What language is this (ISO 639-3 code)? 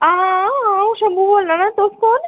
doi